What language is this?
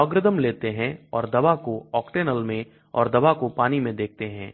Hindi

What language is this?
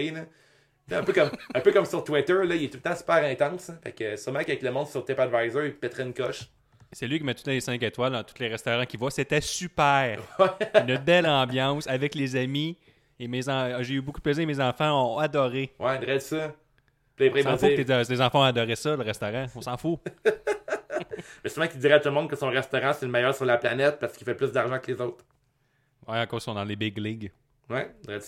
French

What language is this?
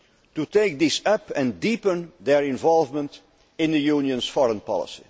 English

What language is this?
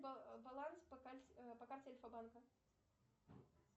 Russian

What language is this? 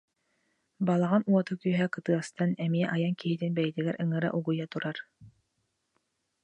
Yakut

